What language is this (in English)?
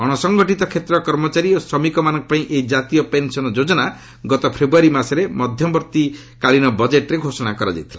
Odia